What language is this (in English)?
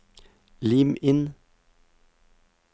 Norwegian